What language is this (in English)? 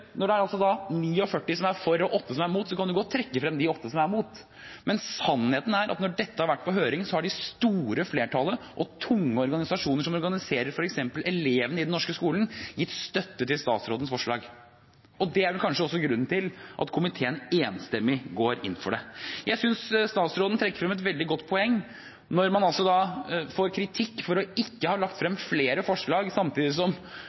Norwegian Bokmål